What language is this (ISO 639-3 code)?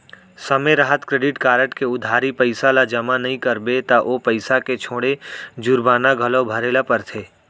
hne